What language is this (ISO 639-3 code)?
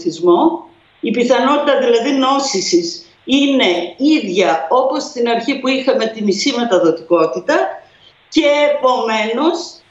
ell